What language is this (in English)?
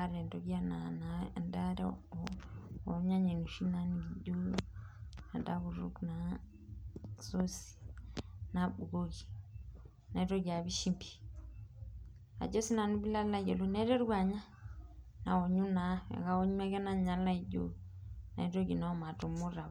Masai